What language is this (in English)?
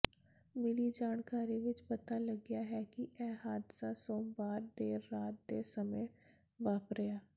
Punjabi